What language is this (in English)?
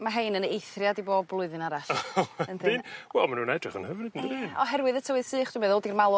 Welsh